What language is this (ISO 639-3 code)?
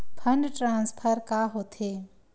hne